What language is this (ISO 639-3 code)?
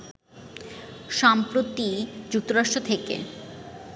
ben